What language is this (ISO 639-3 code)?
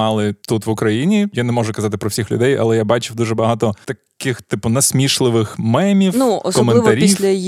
ukr